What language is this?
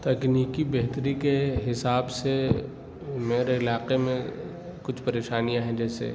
Urdu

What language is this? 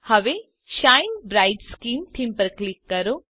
Gujarati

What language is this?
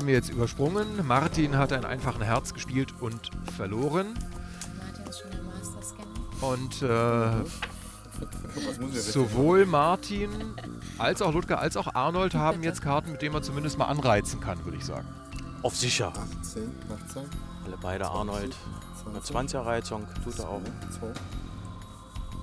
German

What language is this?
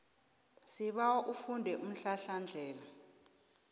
South Ndebele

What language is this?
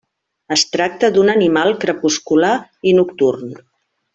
Catalan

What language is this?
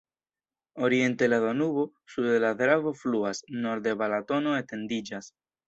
Esperanto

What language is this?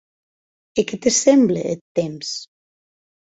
Occitan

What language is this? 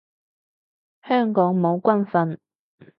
Cantonese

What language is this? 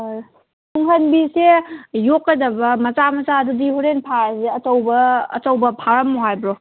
Manipuri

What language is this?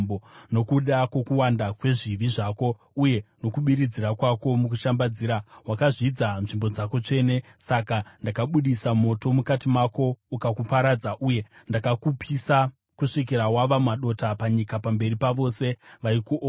Shona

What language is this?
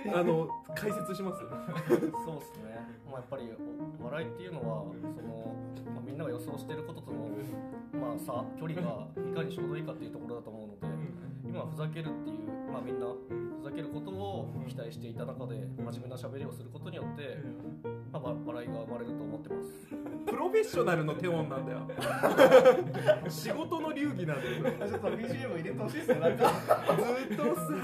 Japanese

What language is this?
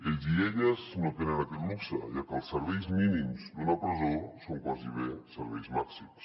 Catalan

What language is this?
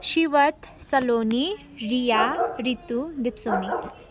Nepali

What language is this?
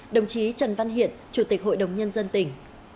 Vietnamese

